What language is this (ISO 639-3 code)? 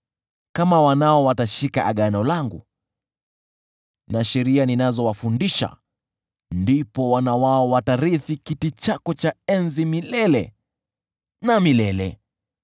swa